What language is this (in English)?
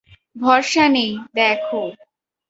Bangla